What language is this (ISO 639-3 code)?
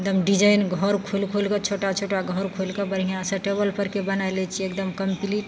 mai